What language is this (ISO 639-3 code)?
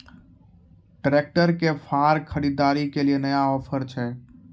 mai